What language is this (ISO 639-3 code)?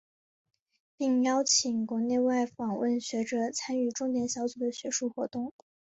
zho